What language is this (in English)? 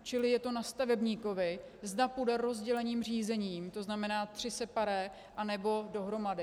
Czech